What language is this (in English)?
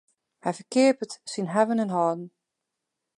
Western Frisian